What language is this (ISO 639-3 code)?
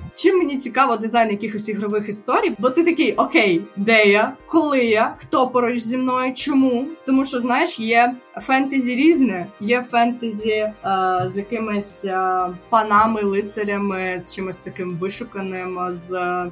ukr